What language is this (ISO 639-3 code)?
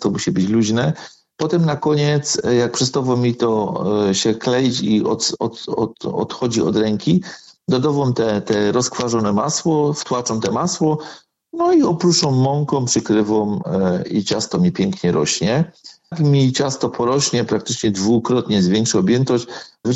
pol